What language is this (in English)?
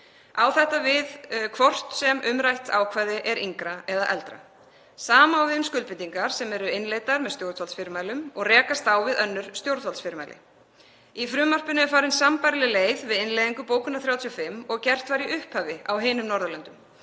Icelandic